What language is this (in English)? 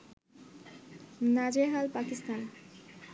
Bangla